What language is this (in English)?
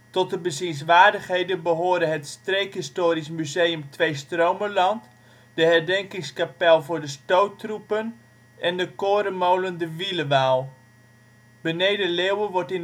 Dutch